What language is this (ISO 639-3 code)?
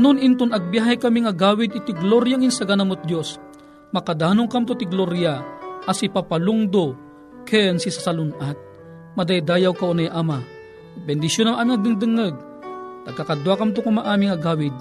fil